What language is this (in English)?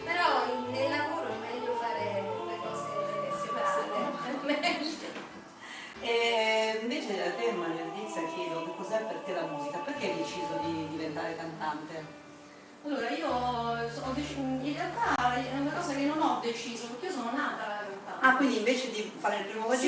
Italian